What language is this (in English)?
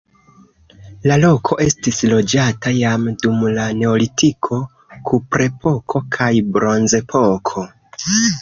Esperanto